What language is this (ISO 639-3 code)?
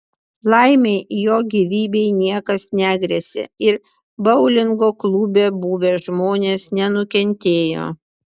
lit